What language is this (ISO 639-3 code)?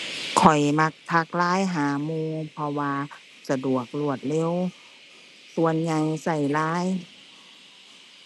tha